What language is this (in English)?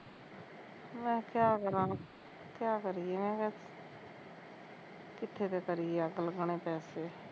Punjabi